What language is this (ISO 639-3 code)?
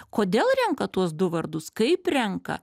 lit